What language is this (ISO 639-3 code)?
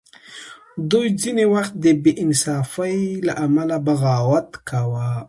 pus